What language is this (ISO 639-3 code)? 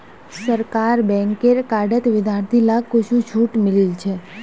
mag